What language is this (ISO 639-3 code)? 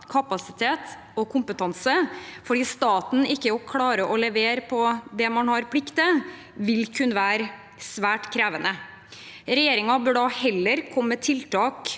nor